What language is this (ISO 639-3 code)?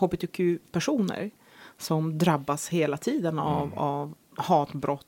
swe